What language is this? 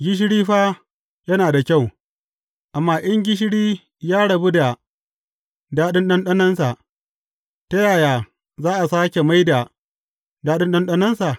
Hausa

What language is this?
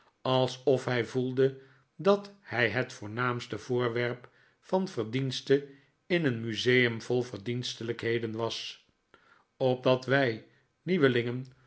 Dutch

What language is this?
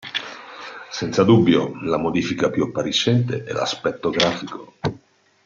Italian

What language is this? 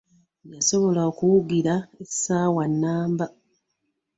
Ganda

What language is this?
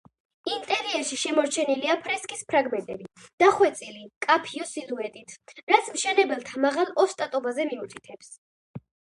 Georgian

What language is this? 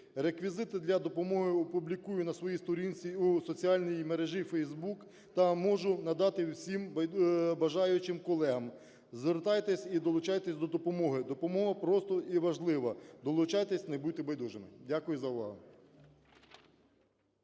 Ukrainian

